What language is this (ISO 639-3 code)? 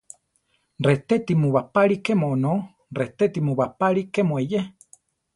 tar